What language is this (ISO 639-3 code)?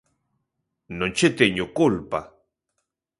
glg